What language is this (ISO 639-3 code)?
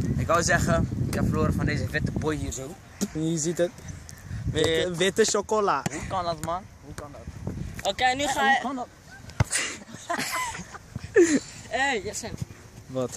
nld